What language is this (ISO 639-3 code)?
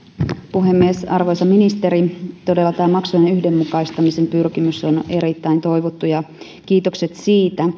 fin